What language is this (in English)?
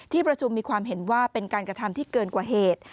Thai